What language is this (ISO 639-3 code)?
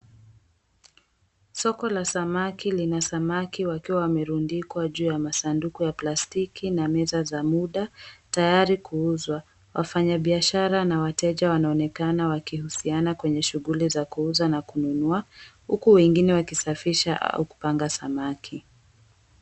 swa